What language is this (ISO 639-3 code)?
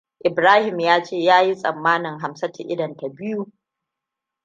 hau